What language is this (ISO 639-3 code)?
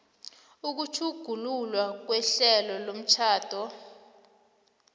nbl